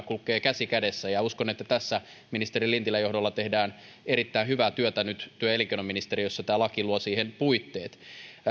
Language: Finnish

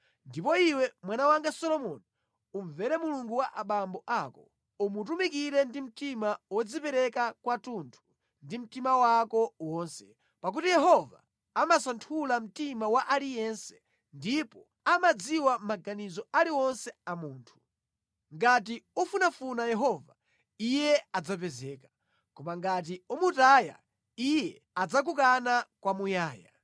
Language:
Nyanja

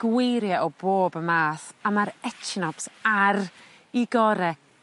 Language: Welsh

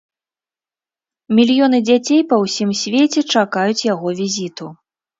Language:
Belarusian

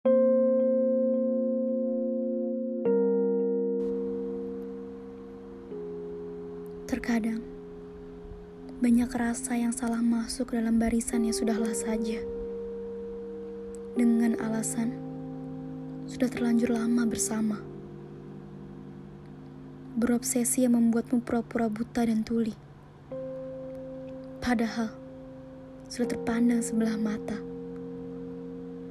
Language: Indonesian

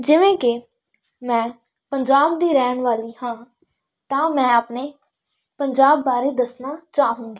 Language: Punjabi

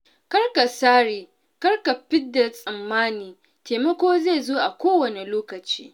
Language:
Hausa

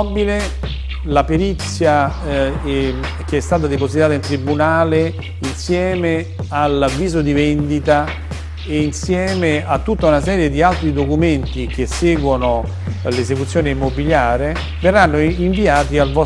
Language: Italian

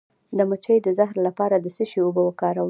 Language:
Pashto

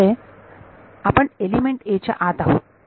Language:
Marathi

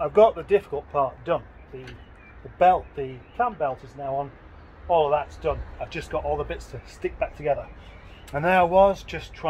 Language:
English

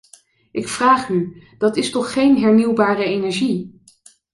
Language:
Dutch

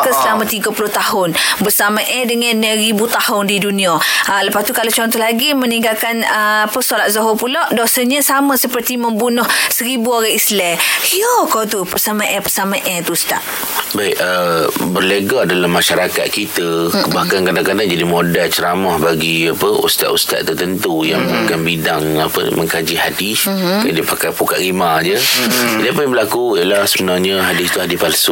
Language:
Malay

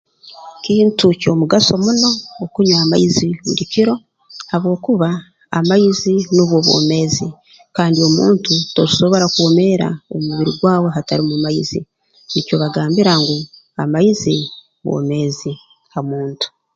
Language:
Tooro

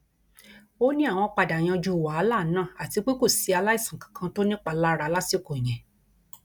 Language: Yoruba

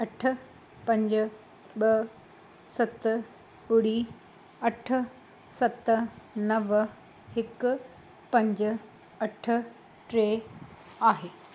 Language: Sindhi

